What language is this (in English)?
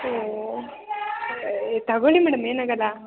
Kannada